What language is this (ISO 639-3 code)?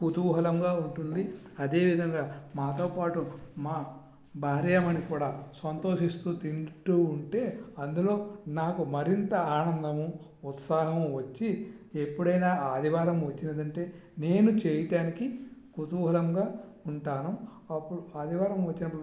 tel